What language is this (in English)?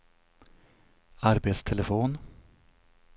Swedish